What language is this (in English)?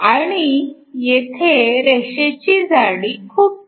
Marathi